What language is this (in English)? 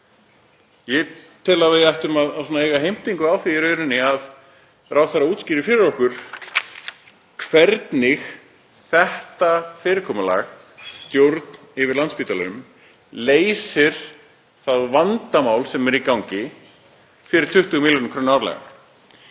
Icelandic